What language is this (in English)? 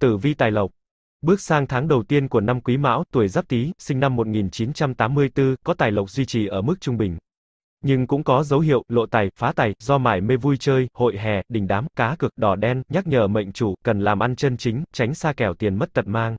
Vietnamese